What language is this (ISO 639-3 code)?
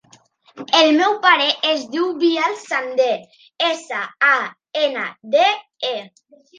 cat